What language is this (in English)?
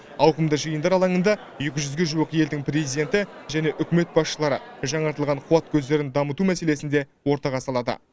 Kazakh